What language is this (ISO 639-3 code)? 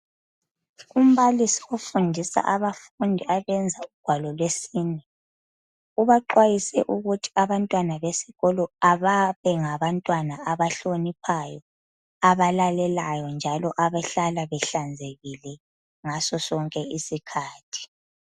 nde